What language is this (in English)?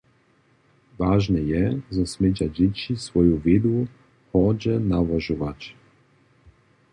Upper Sorbian